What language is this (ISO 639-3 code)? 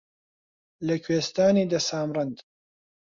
ckb